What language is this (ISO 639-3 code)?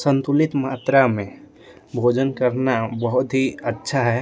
hin